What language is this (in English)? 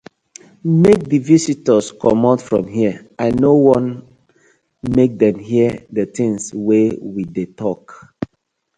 Nigerian Pidgin